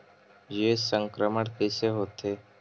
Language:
Chhattisgarhi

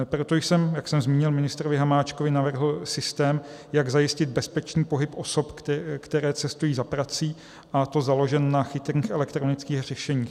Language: Czech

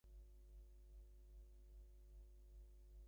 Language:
Bangla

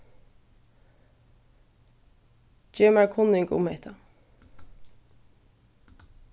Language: Faroese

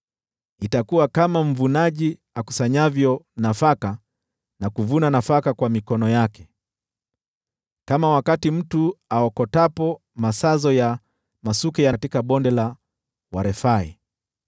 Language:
Swahili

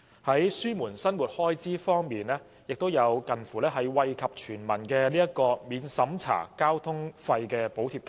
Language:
Cantonese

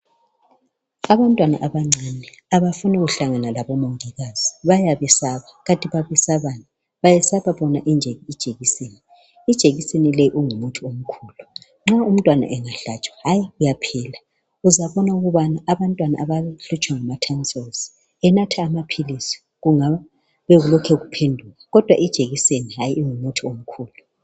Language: North Ndebele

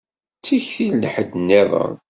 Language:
Kabyle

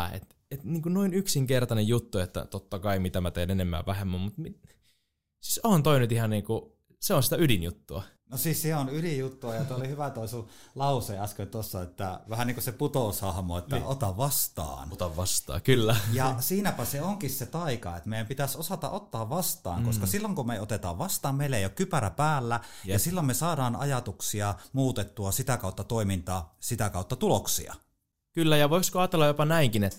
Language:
Finnish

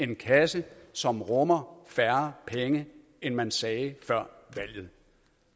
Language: Danish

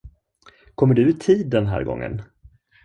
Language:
Swedish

